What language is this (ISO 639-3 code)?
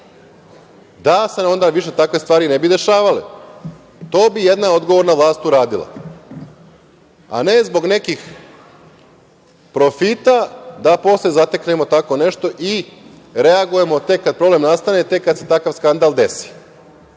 srp